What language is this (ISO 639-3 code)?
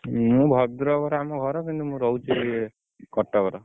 ori